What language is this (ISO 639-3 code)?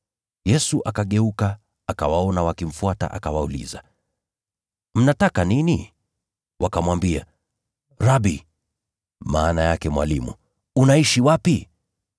swa